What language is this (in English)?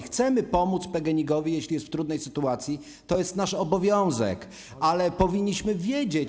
Polish